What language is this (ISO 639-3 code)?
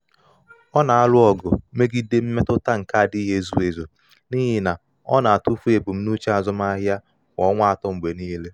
ibo